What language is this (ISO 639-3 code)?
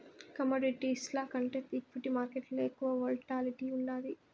tel